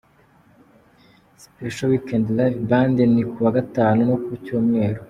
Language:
Kinyarwanda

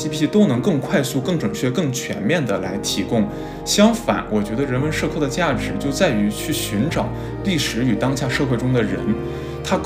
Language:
Chinese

